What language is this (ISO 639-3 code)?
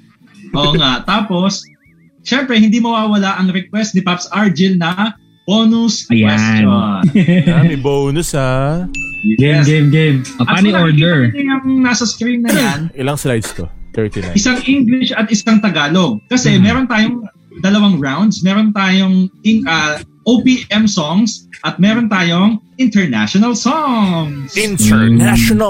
fil